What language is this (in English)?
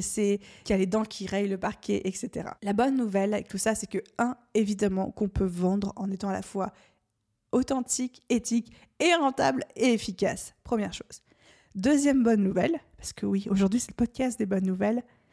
French